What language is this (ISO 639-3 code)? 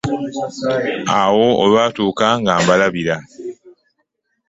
lug